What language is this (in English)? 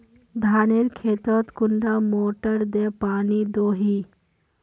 Magahi